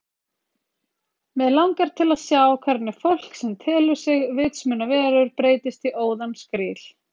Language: Icelandic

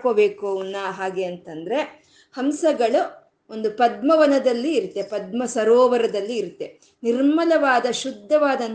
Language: Kannada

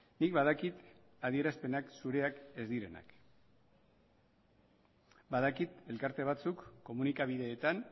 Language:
Basque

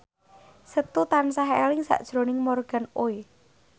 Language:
Javanese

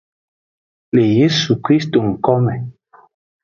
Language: Aja (Benin)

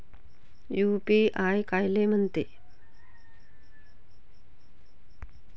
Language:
Marathi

